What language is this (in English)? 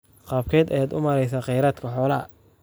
Somali